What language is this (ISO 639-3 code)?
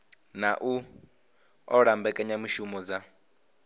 ven